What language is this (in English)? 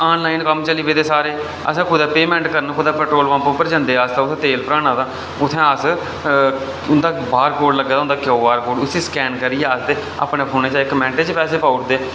Dogri